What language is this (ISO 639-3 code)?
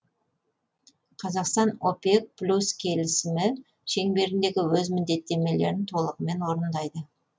kaz